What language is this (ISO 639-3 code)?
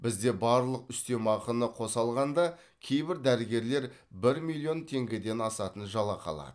kaz